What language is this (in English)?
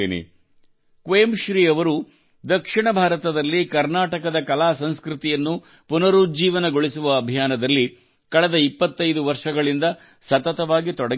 Kannada